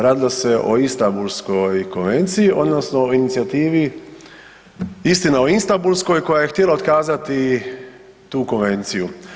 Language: Croatian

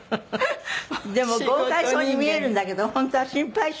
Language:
Japanese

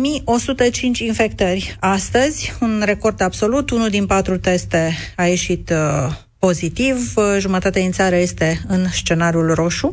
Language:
Romanian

